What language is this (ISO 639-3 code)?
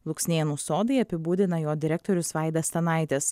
lit